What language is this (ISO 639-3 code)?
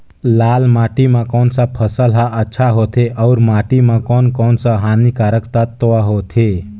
hne